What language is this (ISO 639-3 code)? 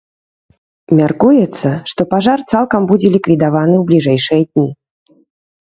bel